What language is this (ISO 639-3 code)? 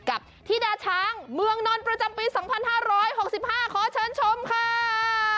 tha